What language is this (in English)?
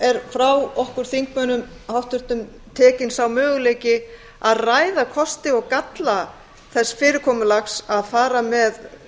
Icelandic